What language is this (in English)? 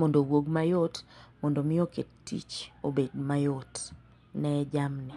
Luo (Kenya and Tanzania)